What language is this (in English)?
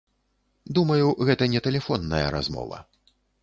Belarusian